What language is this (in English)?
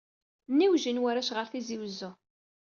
Kabyle